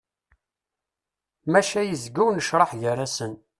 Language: Kabyle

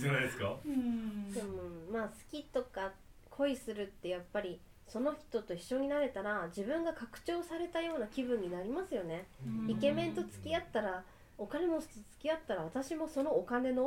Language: Japanese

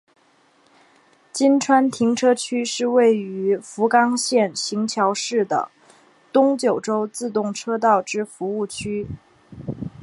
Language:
Chinese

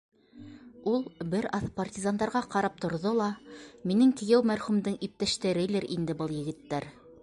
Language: Bashkir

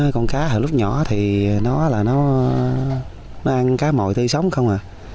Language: Vietnamese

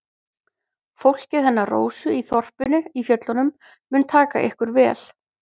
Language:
Icelandic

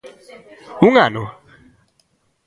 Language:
Galician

